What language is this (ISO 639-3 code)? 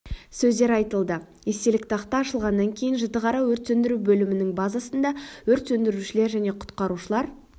kaz